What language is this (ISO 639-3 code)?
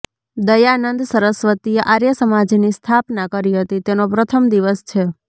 guj